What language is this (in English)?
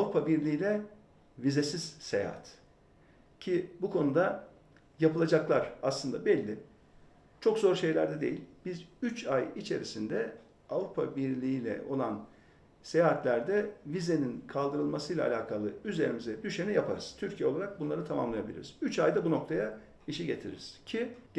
Turkish